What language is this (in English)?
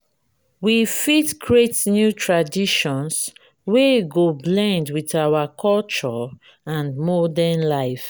Nigerian Pidgin